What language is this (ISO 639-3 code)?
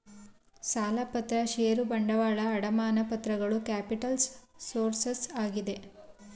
kan